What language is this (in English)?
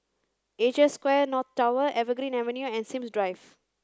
English